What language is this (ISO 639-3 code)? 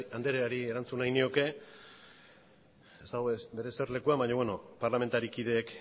eus